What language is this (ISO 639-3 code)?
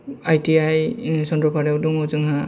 brx